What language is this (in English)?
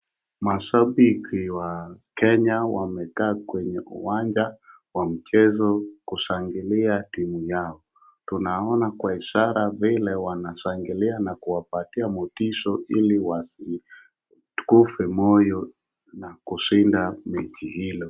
Swahili